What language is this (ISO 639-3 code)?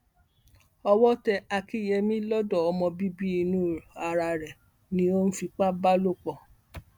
yor